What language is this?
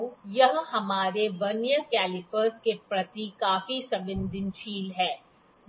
Hindi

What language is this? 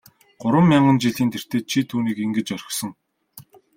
Mongolian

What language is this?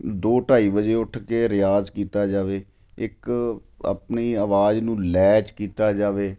Punjabi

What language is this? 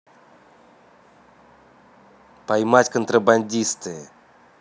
Russian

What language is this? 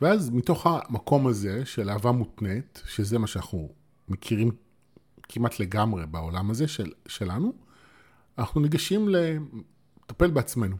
Hebrew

